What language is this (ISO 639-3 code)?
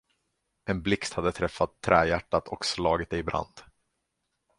swe